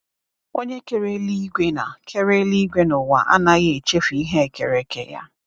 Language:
Igbo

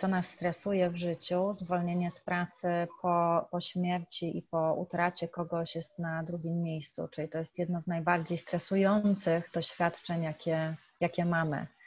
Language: Polish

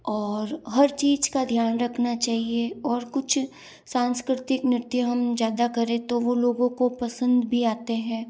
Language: Hindi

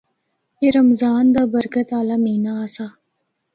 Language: Northern Hindko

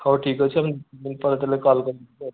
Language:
Odia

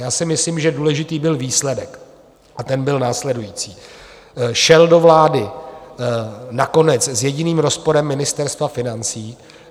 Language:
Czech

